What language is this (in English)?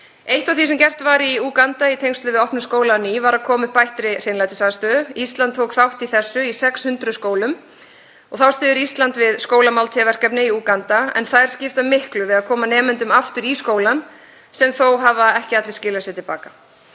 Icelandic